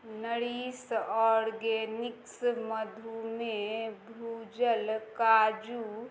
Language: Maithili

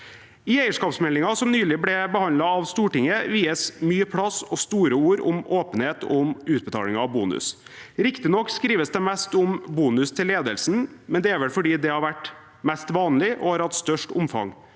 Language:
Norwegian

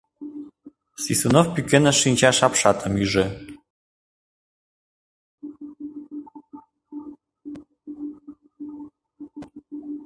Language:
Mari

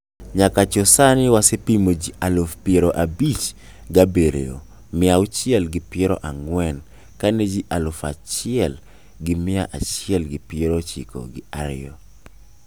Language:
Luo (Kenya and Tanzania)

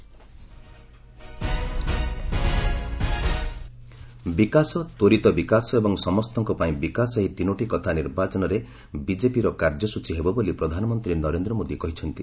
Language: Odia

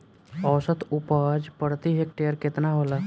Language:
Bhojpuri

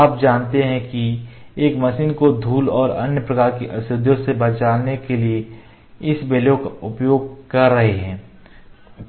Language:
Hindi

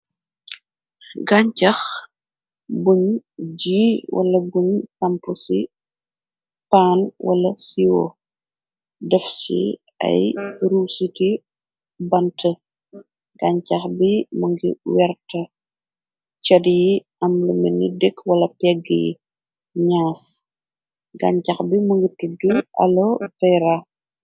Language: Wolof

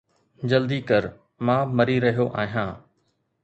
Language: Sindhi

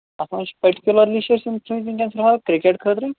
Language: Kashmiri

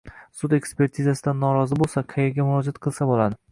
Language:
Uzbek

